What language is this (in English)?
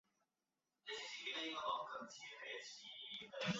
Chinese